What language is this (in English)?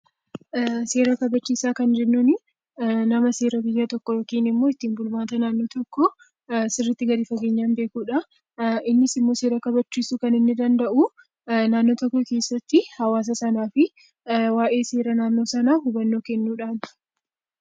Oromo